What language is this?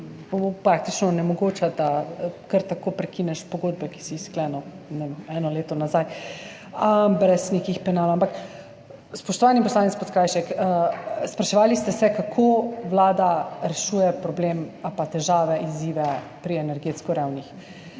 Slovenian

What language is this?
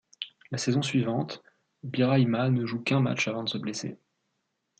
French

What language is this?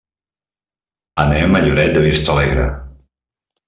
Catalan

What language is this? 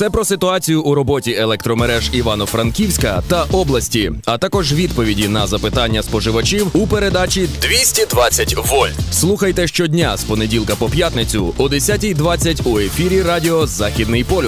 Ukrainian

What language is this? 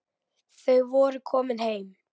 Icelandic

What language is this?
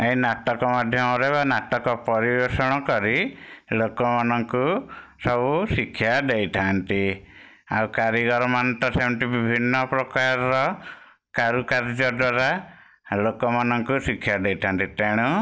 Odia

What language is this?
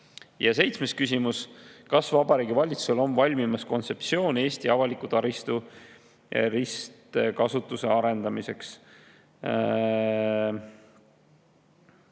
Estonian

